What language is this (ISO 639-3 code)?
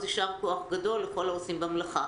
heb